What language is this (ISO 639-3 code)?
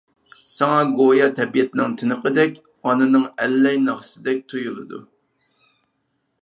uig